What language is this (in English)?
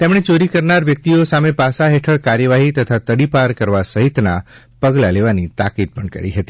Gujarati